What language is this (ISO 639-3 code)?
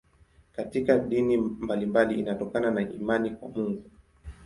swa